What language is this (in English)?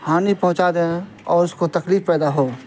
Urdu